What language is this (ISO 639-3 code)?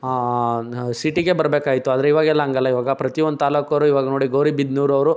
kan